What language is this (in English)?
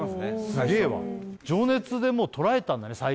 Japanese